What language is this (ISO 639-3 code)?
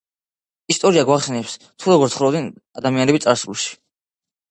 kat